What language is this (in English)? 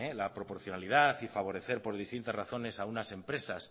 Spanish